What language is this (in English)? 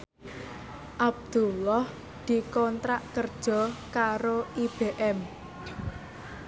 Javanese